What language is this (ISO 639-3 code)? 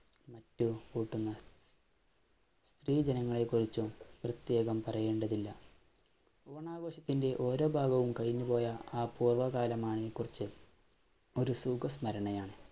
mal